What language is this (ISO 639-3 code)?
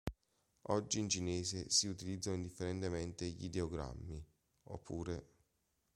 ita